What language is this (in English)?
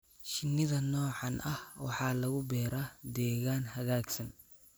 Somali